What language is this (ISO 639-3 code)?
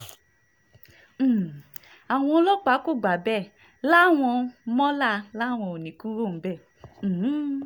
yor